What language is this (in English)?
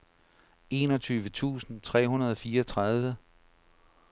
Danish